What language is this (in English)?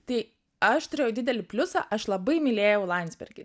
Lithuanian